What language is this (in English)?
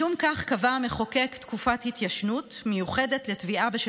Hebrew